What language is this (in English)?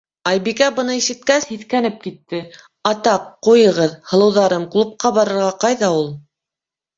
Bashkir